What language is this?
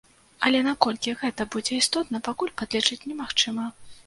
Belarusian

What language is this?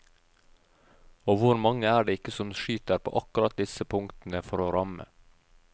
Norwegian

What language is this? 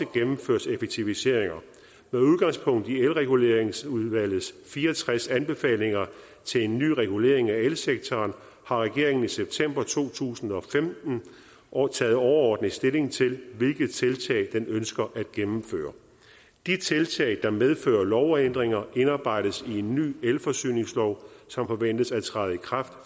Danish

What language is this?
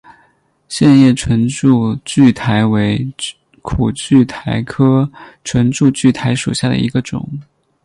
Chinese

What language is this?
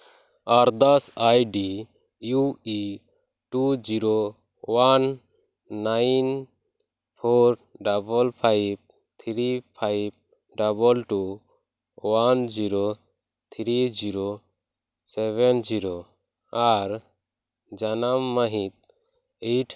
Santali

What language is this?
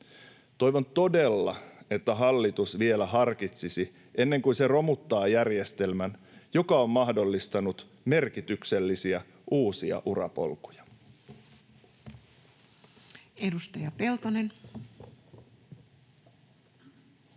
Finnish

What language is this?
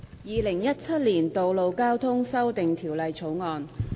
Cantonese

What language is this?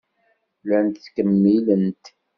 Kabyle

